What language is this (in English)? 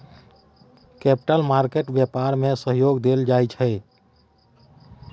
Maithili